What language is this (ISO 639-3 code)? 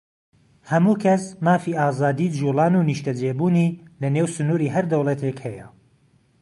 ckb